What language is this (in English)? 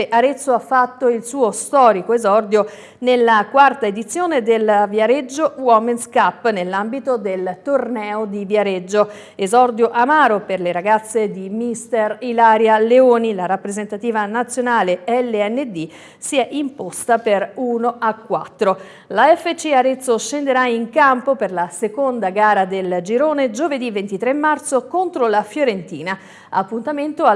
Italian